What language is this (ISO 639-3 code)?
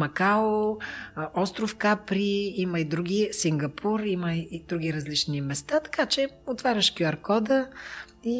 bul